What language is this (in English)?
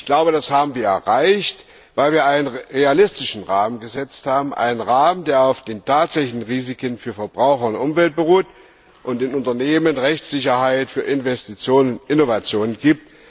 German